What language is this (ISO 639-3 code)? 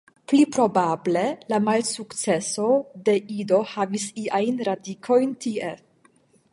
epo